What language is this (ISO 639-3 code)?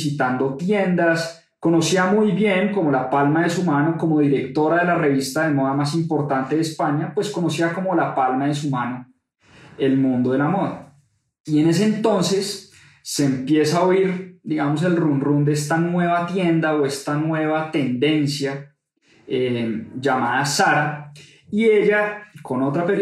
spa